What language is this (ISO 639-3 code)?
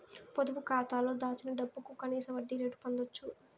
tel